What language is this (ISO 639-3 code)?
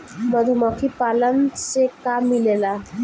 bho